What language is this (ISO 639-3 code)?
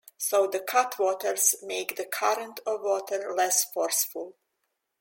eng